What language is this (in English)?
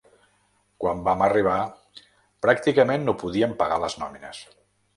Catalan